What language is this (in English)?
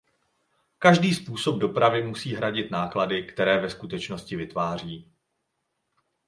Czech